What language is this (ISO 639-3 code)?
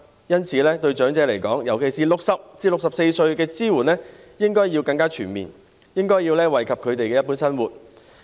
yue